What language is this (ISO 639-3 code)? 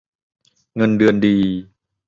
tha